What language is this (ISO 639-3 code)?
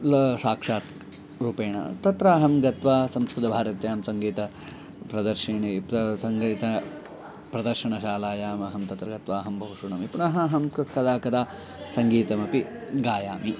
san